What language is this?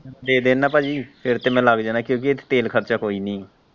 Punjabi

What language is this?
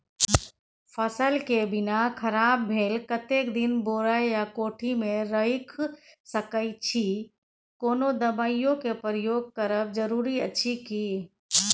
Maithili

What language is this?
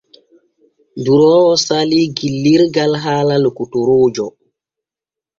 Borgu Fulfulde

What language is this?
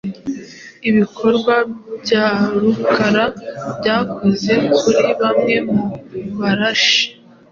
Kinyarwanda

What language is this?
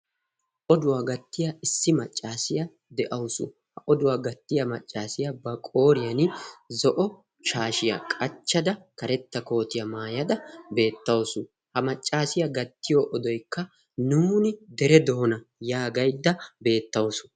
Wolaytta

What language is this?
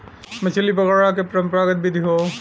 Bhojpuri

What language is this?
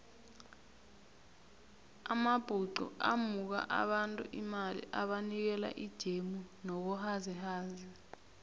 South Ndebele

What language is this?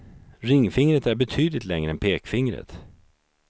Swedish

